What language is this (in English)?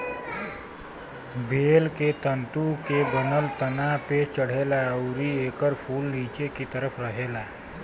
Bhojpuri